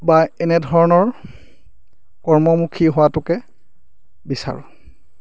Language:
Assamese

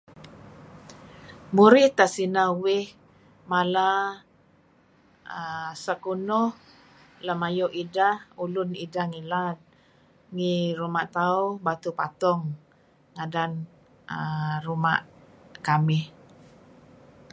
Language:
Kelabit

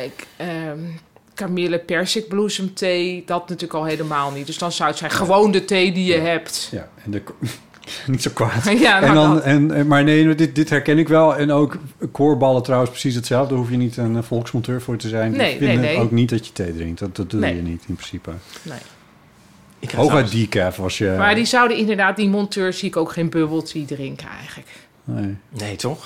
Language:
Dutch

